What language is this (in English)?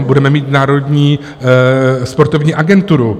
Czech